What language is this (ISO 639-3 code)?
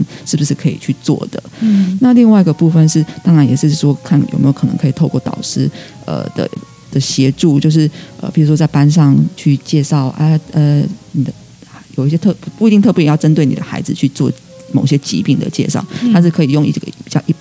zho